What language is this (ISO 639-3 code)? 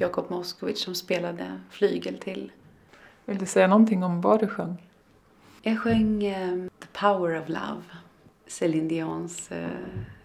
swe